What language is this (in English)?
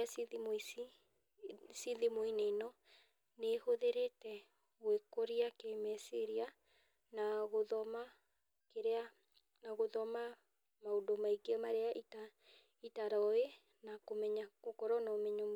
Kikuyu